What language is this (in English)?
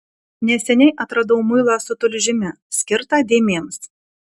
Lithuanian